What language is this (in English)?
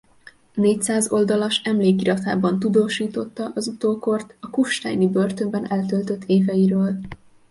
Hungarian